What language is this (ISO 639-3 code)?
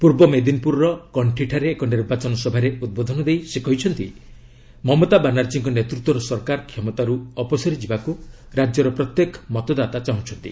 ori